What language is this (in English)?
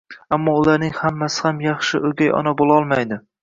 Uzbek